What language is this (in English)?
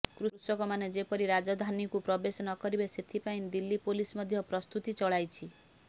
Odia